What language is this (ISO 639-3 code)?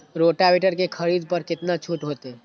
mai